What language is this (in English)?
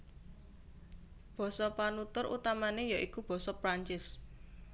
Javanese